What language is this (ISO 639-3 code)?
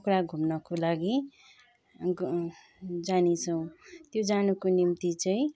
nep